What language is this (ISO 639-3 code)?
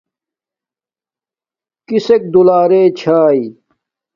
dmk